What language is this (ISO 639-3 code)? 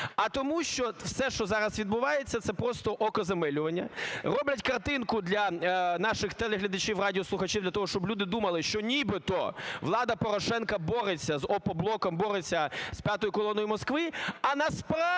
ukr